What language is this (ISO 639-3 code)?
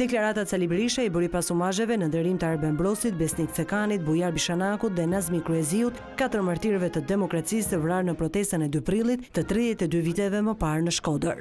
ron